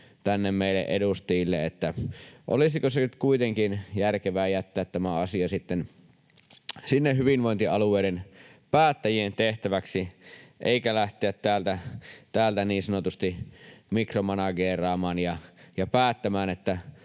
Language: Finnish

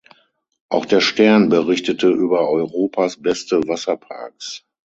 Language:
German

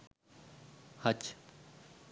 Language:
Sinhala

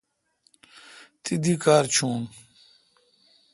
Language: Kalkoti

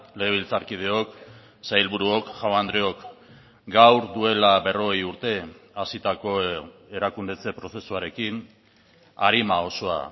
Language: Basque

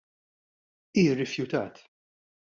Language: Maltese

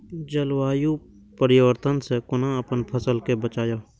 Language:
Maithili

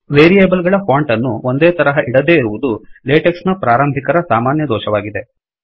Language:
Kannada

